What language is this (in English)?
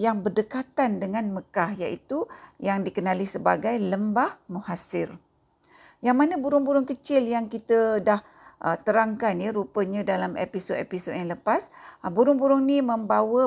Malay